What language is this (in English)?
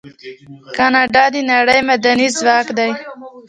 Pashto